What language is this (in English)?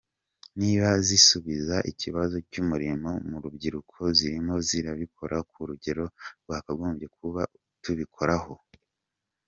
Kinyarwanda